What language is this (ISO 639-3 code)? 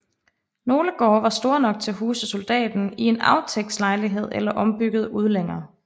dan